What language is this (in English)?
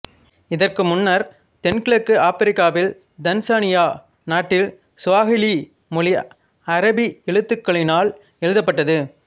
Tamil